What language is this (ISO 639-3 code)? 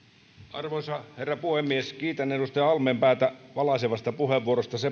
fin